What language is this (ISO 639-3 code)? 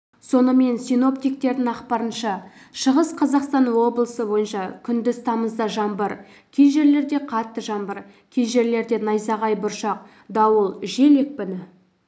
kaz